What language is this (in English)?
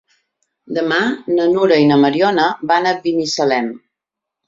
Catalan